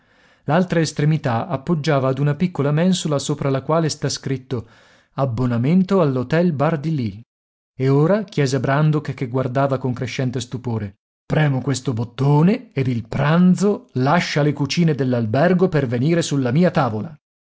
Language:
Italian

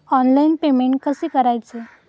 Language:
Marathi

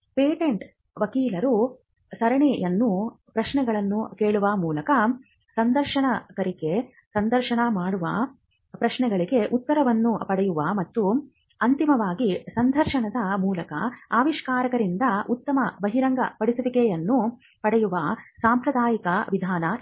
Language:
Kannada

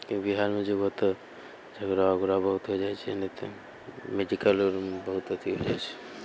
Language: Maithili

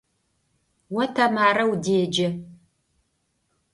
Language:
Adyghe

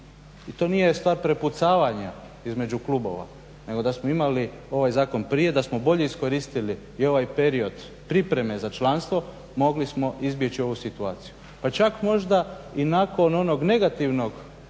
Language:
Croatian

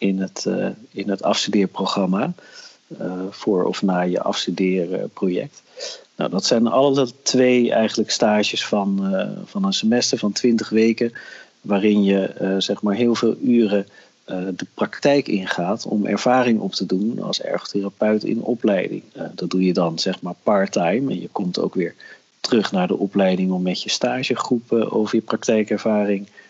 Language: Dutch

